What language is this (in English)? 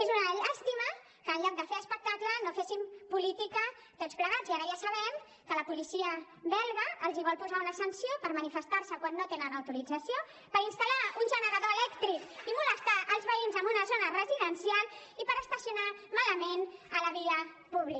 Catalan